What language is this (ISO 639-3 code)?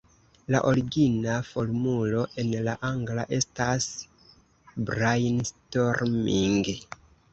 epo